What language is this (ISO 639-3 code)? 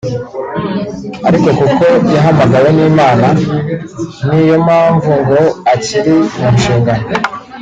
kin